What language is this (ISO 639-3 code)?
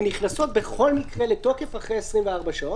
heb